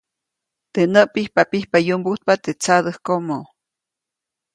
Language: Copainalá Zoque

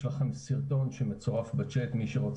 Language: Hebrew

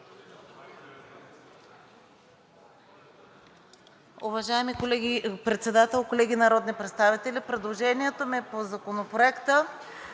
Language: Bulgarian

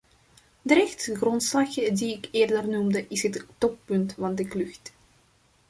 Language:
Dutch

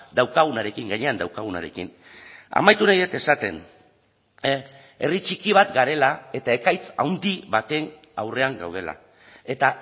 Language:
Basque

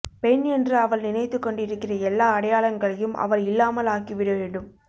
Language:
Tamil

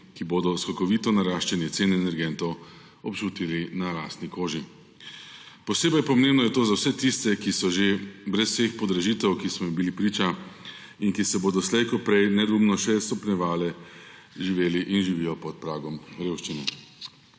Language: Slovenian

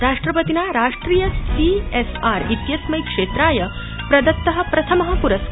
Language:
Sanskrit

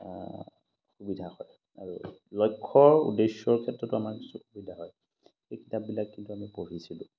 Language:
Assamese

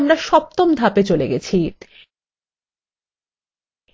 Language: Bangla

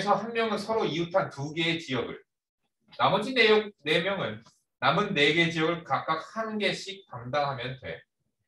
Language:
Korean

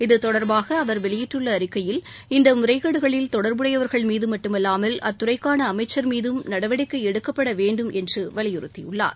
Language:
Tamil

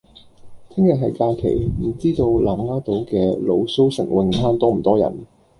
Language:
Cantonese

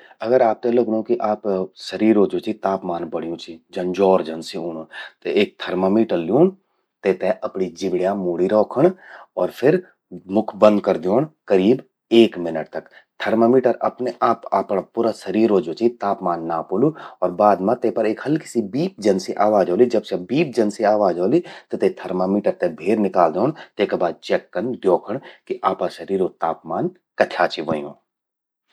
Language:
Garhwali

